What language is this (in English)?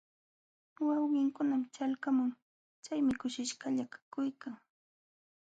Jauja Wanca Quechua